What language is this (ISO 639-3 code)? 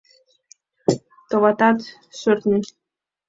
chm